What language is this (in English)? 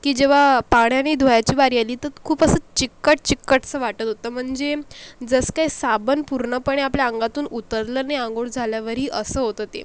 Marathi